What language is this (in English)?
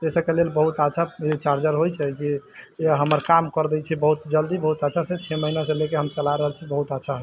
Maithili